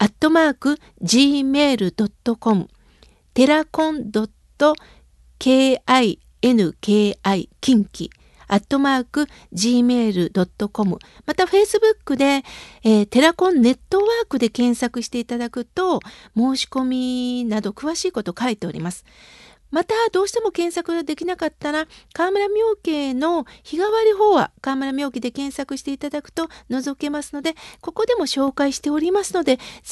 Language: Japanese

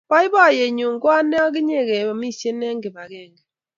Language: Kalenjin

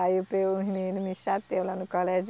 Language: Portuguese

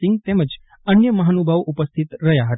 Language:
Gujarati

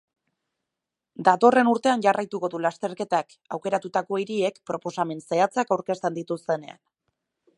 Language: Basque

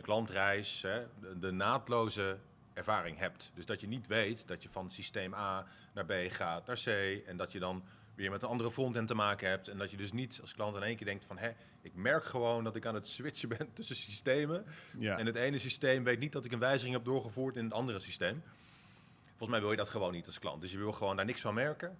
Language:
Dutch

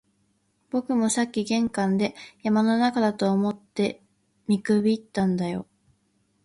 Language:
Japanese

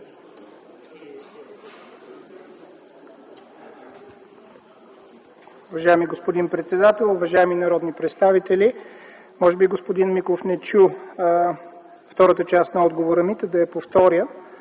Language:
Bulgarian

